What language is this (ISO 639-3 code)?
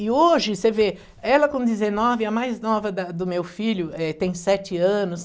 por